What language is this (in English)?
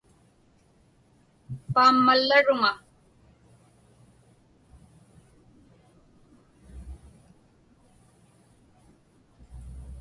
Inupiaq